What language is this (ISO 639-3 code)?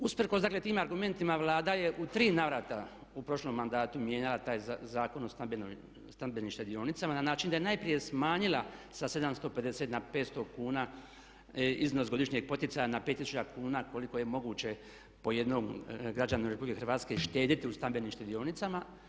hrv